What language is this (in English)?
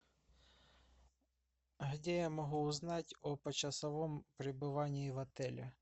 Russian